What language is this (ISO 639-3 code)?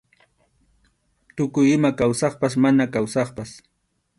qxu